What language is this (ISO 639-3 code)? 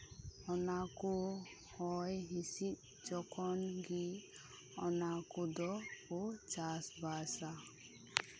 sat